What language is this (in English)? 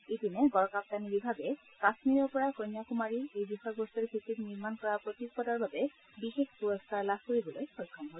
Assamese